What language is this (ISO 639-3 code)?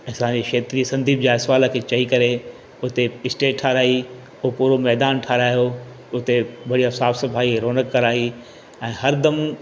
snd